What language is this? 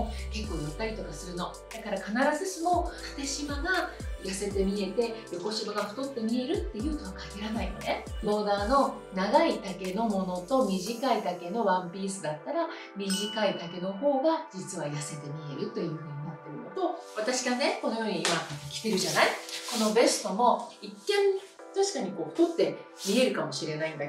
Japanese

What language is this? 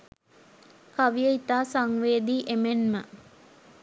Sinhala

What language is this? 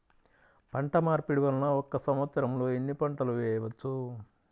Telugu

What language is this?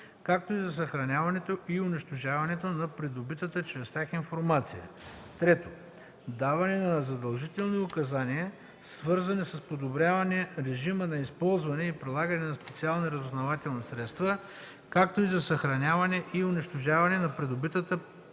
Bulgarian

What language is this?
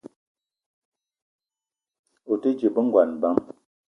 Eton (Cameroon)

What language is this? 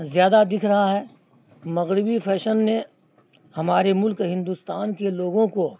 Urdu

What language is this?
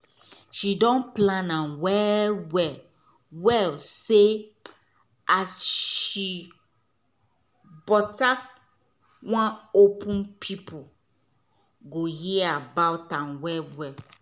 Nigerian Pidgin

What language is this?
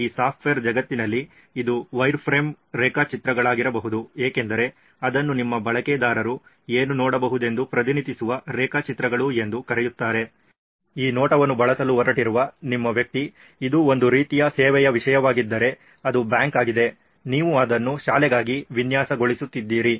Kannada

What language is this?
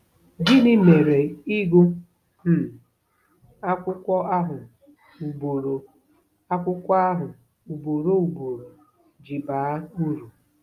Igbo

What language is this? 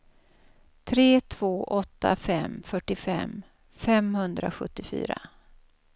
Swedish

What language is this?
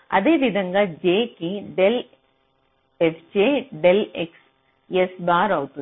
Telugu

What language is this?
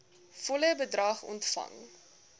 Afrikaans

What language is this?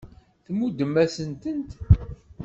Kabyle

